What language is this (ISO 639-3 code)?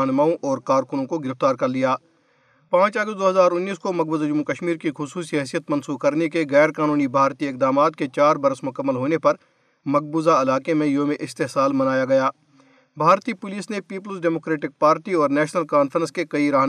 urd